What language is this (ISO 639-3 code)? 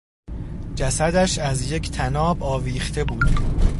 fas